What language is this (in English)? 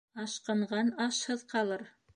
Bashkir